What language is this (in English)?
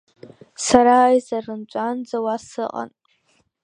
Abkhazian